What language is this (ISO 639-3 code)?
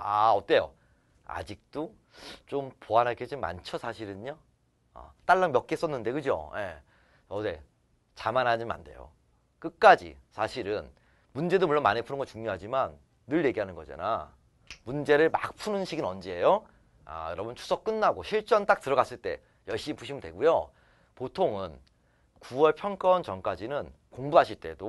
kor